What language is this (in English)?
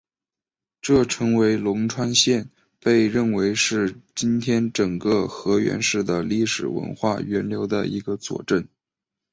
Chinese